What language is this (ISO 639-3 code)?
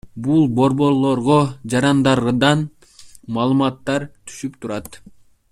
kir